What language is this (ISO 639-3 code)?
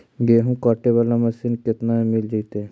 mag